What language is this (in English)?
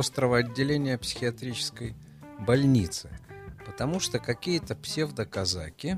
Russian